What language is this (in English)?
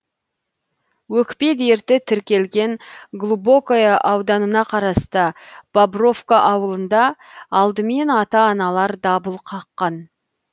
Kazakh